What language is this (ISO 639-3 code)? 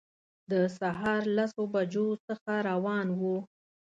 pus